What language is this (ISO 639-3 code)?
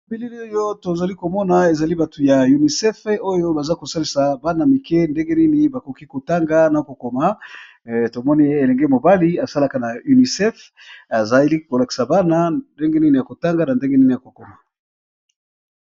lin